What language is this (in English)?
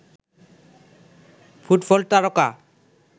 Bangla